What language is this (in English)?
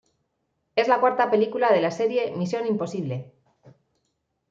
Spanish